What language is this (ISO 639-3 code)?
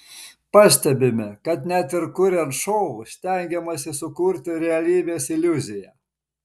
lit